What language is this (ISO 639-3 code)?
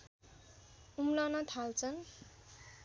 nep